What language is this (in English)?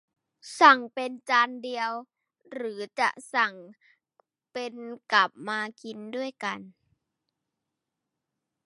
Thai